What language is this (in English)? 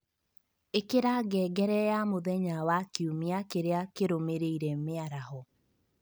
Kikuyu